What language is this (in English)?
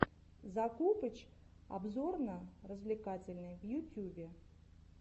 Russian